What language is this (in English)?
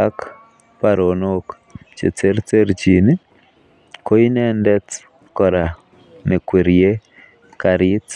Kalenjin